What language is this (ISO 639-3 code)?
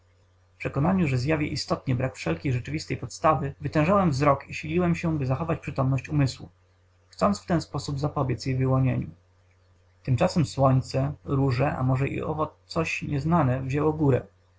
pol